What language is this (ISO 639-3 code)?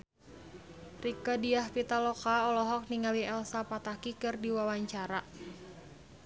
sun